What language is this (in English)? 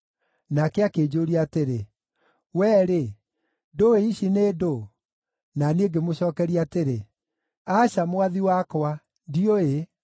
Kikuyu